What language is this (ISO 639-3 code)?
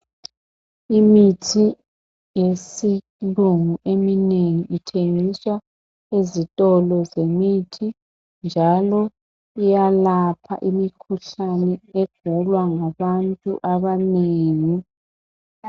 nde